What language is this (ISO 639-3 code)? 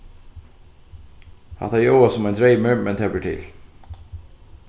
fao